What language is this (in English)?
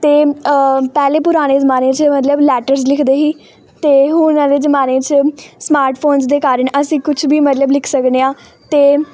Punjabi